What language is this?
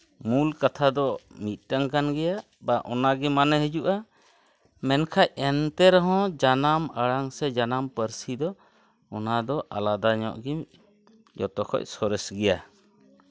Santali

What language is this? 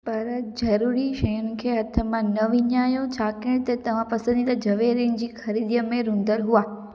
Sindhi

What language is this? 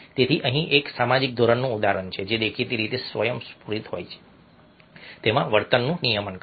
Gujarati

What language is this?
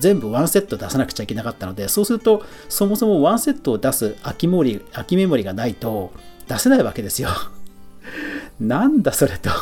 Japanese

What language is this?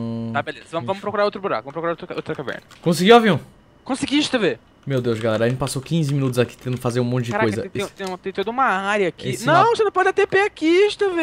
Portuguese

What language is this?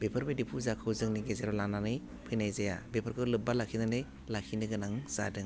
Bodo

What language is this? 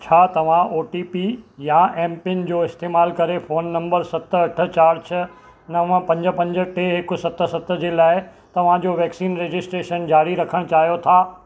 Sindhi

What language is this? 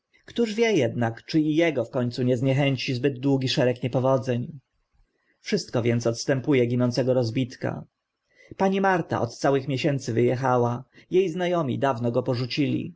Polish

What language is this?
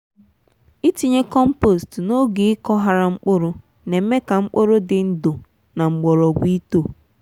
Igbo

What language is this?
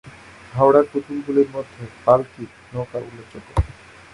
Bangla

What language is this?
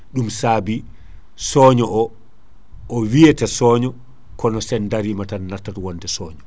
Fula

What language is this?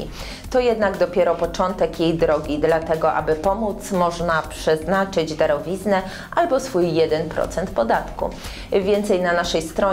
Polish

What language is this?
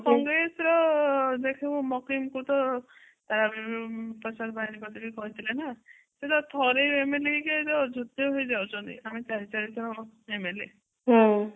Odia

